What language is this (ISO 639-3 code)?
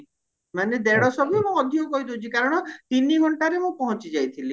ori